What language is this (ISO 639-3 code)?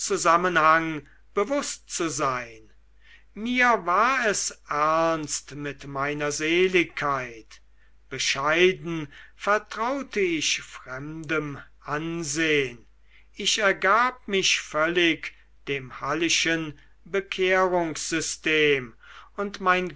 deu